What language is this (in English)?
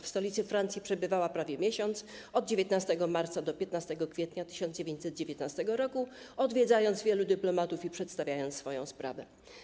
Polish